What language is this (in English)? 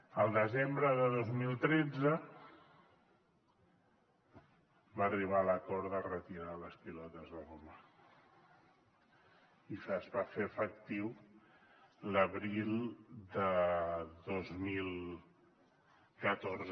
Catalan